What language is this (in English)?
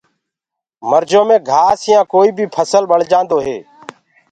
Gurgula